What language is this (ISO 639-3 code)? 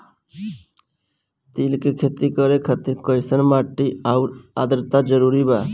bho